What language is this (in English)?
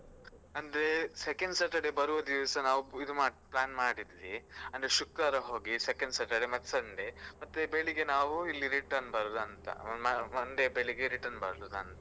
Kannada